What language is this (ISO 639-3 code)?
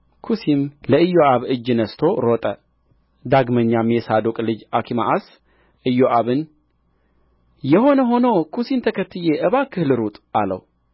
amh